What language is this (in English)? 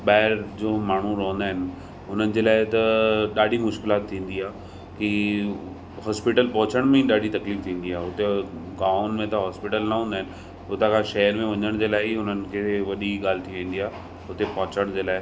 Sindhi